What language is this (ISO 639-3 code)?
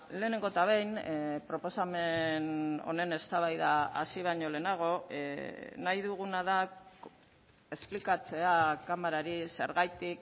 eus